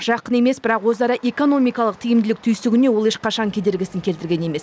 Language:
Kazakh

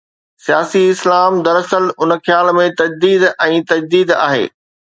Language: Sindhi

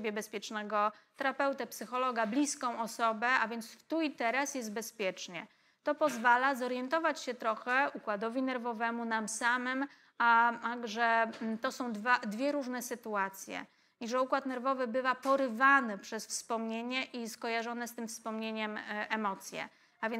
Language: Polish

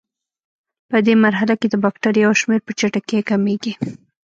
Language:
Pashto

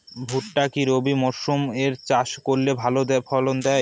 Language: Bangla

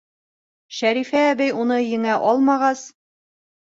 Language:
Bashkir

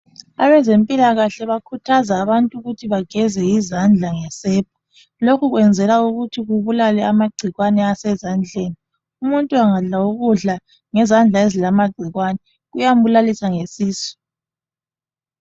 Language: North Ndebele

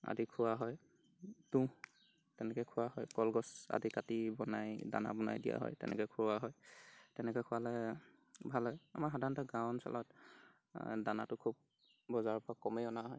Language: Assamese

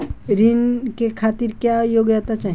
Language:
Bhojpuri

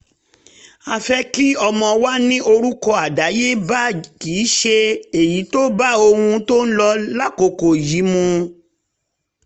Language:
Yoruba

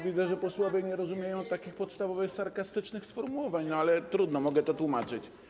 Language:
Polish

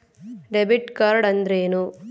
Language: Kannada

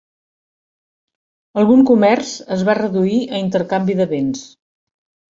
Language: Catalan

